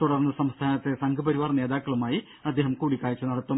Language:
Malayalam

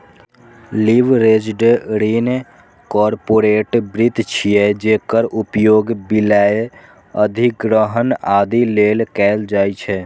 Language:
Maithili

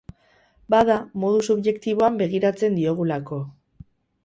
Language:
Basque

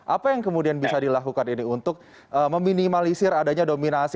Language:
Indonesian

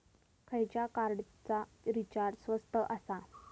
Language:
Marathi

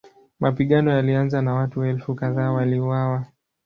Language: Swahili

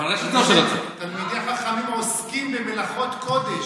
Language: Hebrew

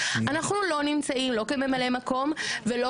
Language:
Hebrew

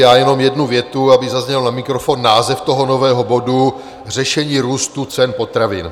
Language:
Czech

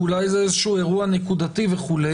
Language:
Hebrew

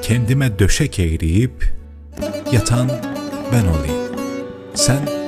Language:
Turkish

